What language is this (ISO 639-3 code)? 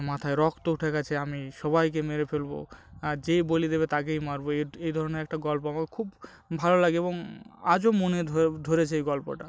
ben